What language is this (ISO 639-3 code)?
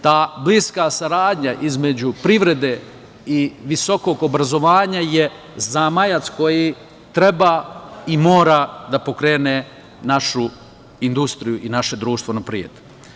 srp